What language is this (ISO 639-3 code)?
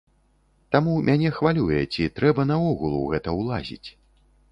bel